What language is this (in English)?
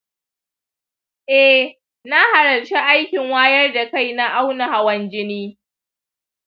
Hausa